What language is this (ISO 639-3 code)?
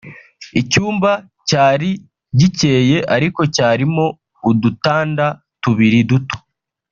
kin